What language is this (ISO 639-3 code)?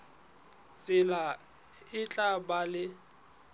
sot